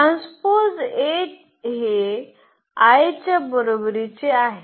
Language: Marathi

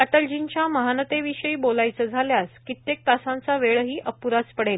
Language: Marathi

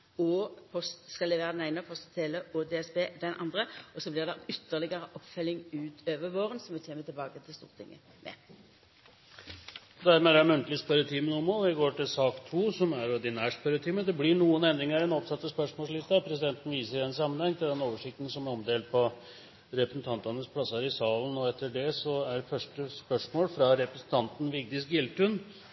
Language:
Norwegian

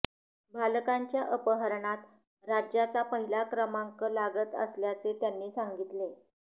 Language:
Marathi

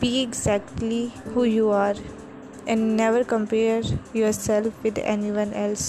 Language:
Urdu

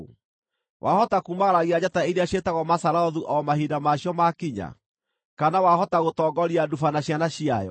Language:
Kikuyu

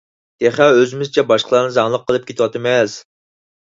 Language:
Uyghur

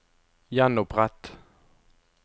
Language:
Norwegian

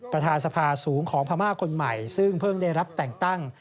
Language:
Thai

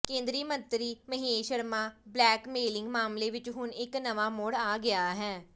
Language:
Punjabi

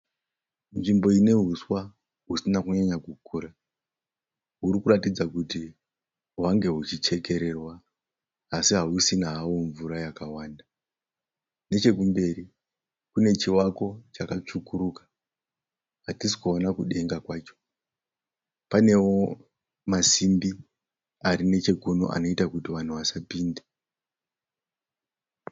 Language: Shona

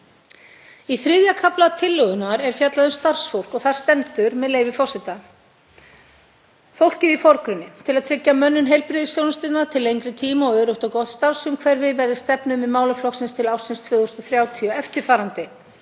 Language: Icelandic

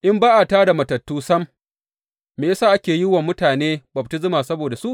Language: Hausa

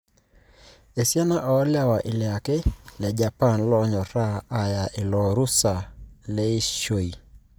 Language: Masai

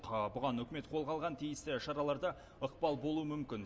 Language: Kazakh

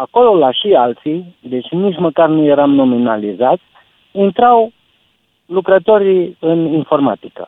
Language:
Romanian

